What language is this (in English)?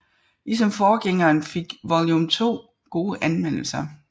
Danish